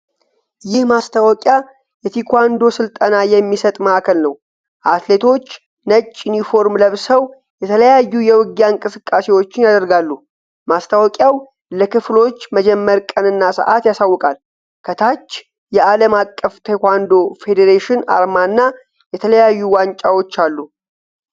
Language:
Amharic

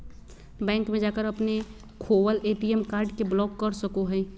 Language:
Magahi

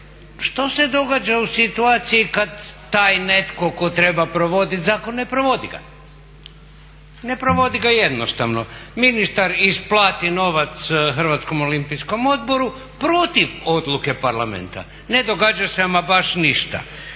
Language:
Croatian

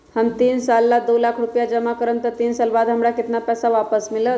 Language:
Magahi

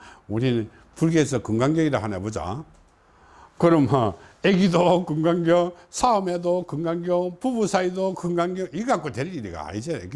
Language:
Korean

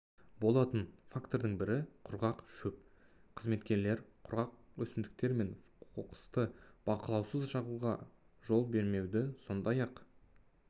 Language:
Kazakh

